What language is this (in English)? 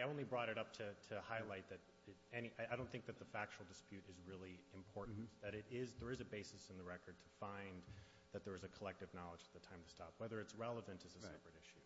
English